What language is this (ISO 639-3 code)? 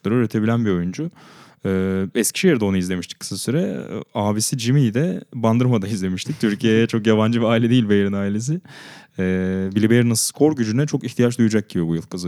tur